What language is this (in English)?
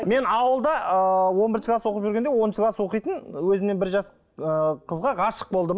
Kazakh